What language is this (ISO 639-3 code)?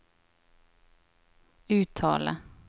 nor